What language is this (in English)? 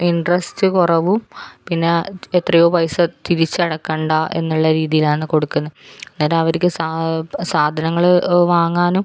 Malayalam